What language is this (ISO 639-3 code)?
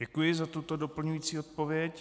ces